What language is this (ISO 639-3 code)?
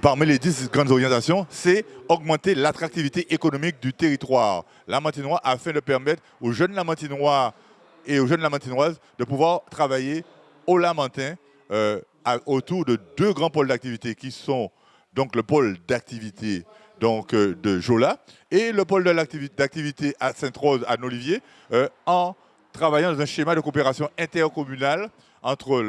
fra